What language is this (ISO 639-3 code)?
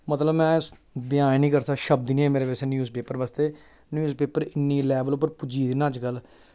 doi